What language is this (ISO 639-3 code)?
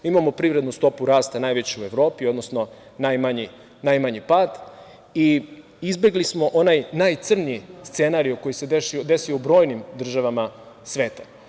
srp